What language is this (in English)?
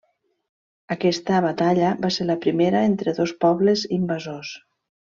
Catalan